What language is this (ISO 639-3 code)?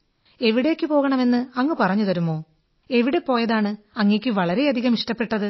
mal